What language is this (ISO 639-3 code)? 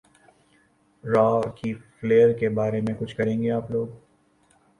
urd